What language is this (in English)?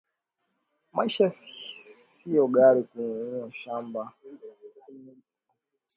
Swahili